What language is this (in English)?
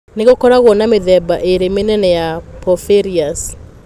Kikuyu